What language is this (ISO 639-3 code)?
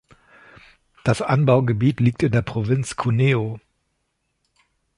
deu